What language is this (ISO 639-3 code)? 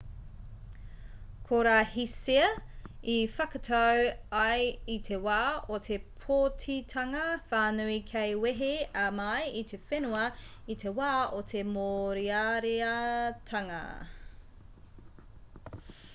mri